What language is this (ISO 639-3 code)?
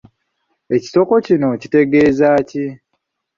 lug